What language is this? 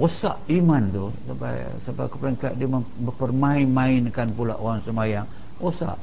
Malay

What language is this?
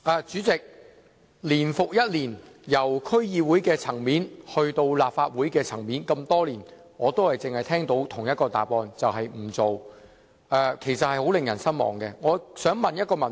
Cantonese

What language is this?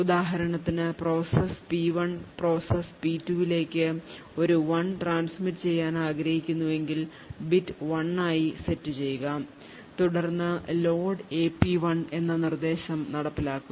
Malayalam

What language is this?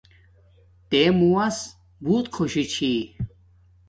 Domaaki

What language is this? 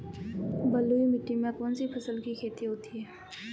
Hindi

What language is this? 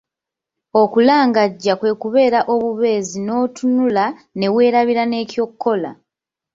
Ganda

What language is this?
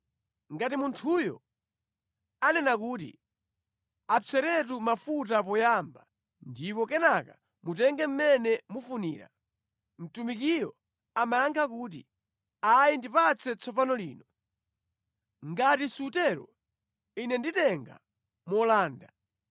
Nyanja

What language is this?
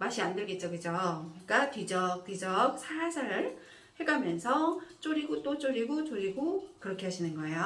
Korean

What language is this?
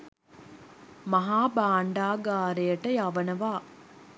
Sinhala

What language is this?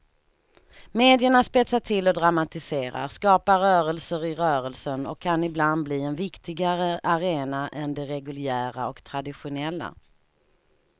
Swedish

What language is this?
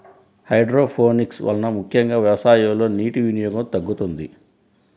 Telugu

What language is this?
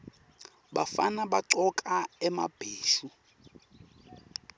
Swati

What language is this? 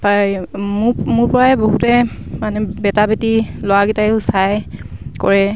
Assamese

